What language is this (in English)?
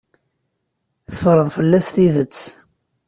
Kabyle